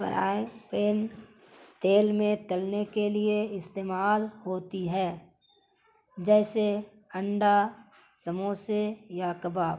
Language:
Urdu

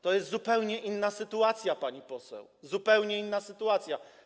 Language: Polish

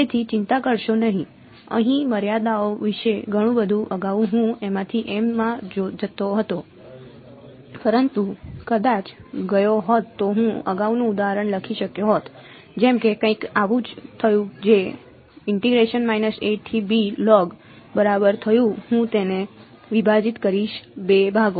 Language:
Gujarati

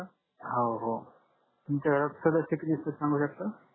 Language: Marathi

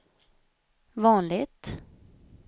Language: Swedish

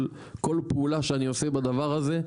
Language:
Hebrew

